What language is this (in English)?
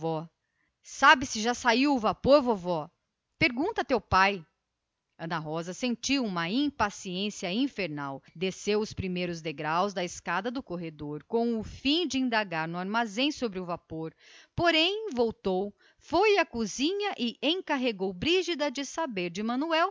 Portuguese